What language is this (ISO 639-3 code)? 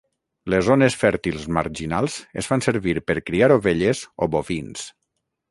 cat